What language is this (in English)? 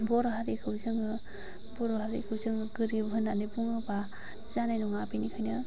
Bodo